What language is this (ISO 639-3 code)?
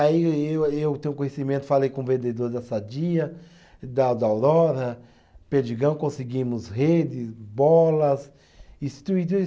por